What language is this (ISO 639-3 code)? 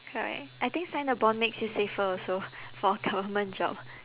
eng